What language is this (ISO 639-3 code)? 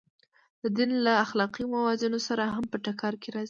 pus